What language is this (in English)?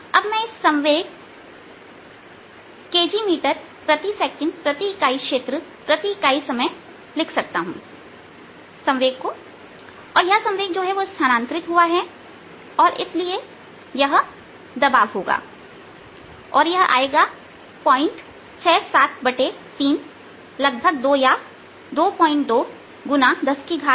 Hindi